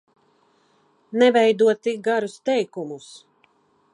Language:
Latvian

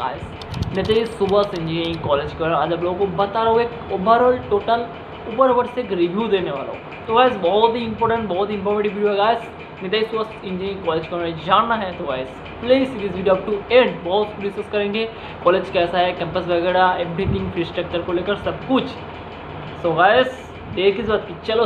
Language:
Hindi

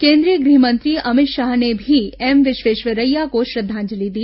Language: Hindi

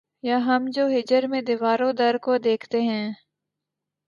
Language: Urdu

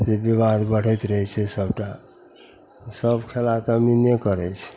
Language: Maithili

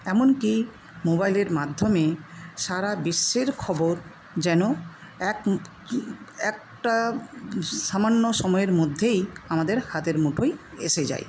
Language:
Bangla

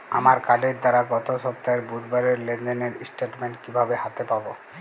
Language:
Bangla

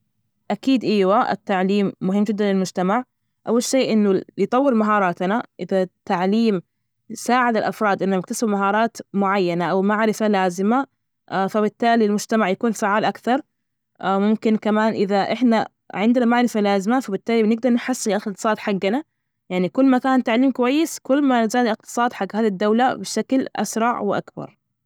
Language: Najdi Arabic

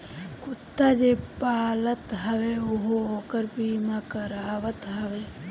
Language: Bhojpuri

